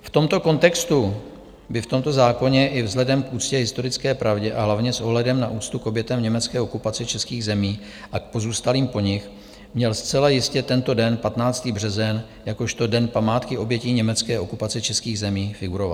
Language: Czech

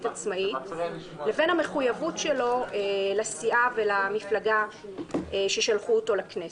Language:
Hebrew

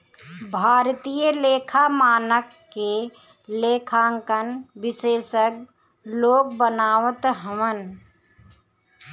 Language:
Bhojpuri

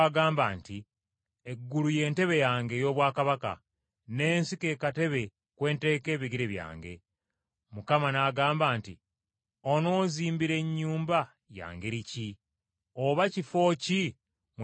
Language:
Ganda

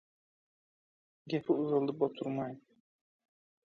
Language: Turkmen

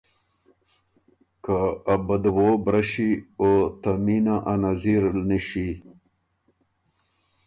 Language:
Ormuri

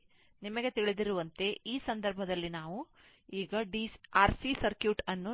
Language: Kannada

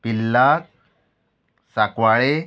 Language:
Konkani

